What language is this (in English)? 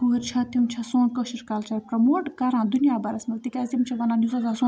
Kashmiri